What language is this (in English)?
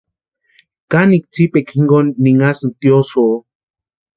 Western Highland Purepecha